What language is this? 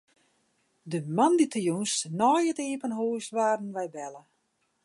Western Frisian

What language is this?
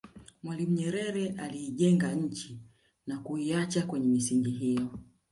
Swahili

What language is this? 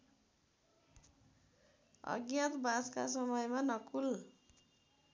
Nepali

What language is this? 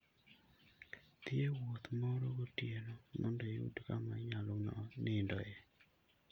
Luo (Kenya and Tanzania)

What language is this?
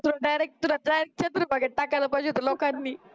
Marathi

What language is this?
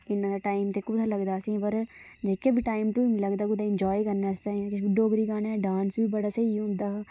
Dogri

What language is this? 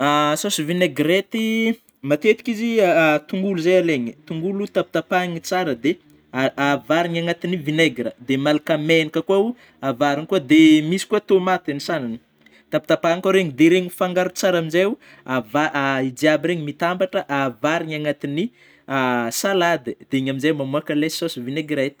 Northern Betsimisaraka Malagasy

